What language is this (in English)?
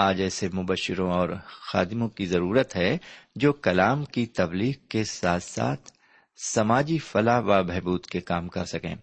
Urdu